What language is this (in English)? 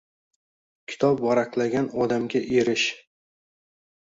Uzbek